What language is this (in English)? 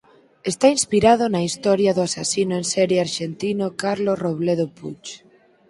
Galician